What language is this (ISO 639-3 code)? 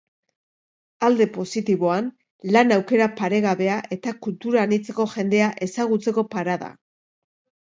eus